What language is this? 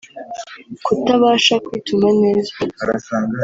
Kinyarwanda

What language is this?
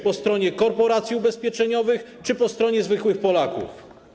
Polish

